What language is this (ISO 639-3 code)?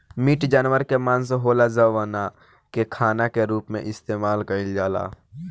bho